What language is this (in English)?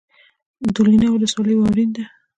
Pashto